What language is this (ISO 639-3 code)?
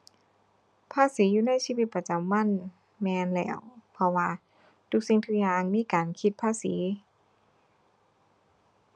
tha